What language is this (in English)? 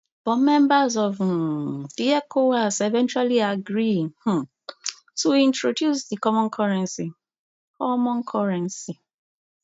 Nigerian Pidgin